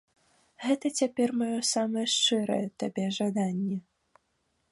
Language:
Belarusian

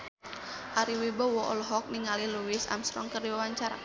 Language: Sundanese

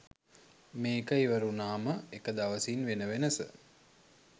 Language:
Sinhala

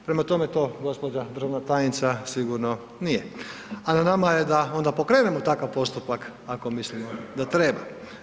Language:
Croatian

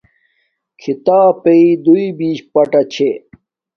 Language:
Domaaki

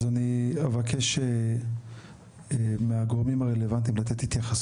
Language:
Hebrew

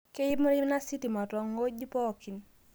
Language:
Masai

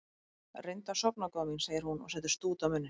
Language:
Icelandic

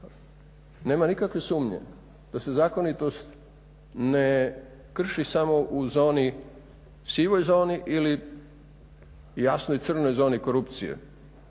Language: Croatian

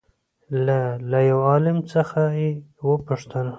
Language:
Pashto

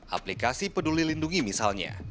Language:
Indonesian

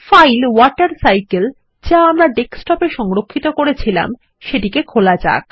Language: Bangla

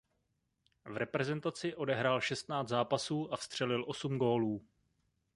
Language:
Czech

